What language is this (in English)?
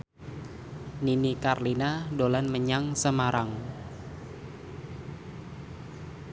Javanese